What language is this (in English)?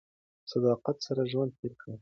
Pashto